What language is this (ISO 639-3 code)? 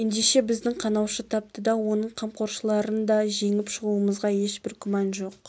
kaz